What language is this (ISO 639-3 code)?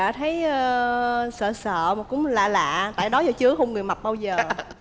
vie